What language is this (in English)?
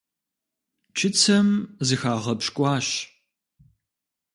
Kabardian